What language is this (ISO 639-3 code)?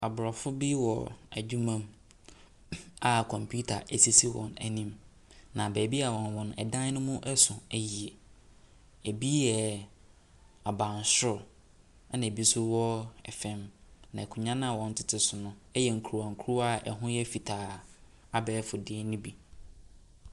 aka